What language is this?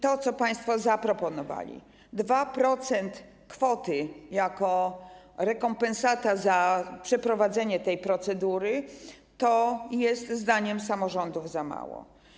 Polish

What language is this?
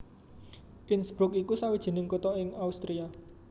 Javanese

